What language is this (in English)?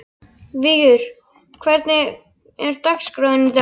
Icelandic